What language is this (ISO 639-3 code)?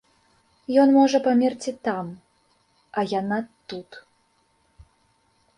bel